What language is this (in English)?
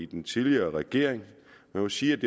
Danish